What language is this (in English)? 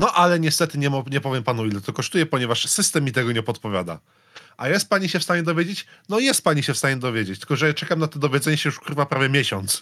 Polish